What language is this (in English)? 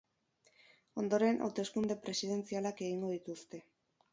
Basque